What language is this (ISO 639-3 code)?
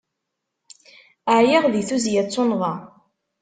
kab